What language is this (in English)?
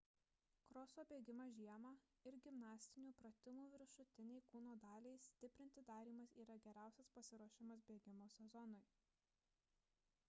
Lithuanian